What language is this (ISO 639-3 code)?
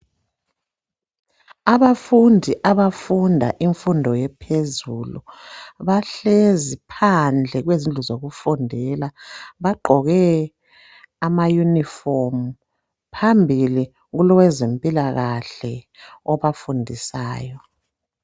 nde